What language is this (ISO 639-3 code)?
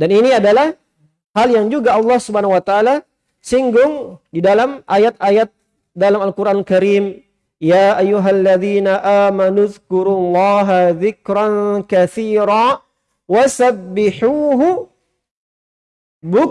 ind